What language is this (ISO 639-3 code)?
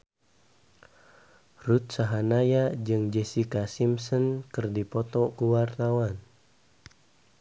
sun